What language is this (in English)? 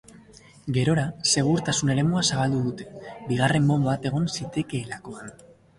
Basque